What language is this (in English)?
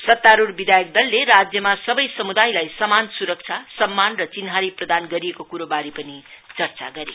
Nepali